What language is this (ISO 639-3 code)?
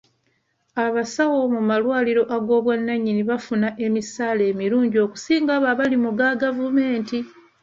lug